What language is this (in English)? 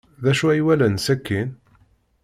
Kabyle